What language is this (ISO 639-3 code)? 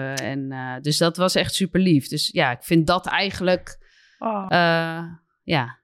nld